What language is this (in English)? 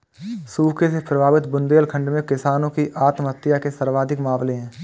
Hindi